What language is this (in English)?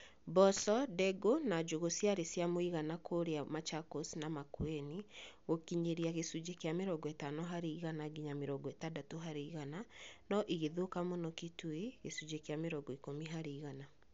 Kikuyu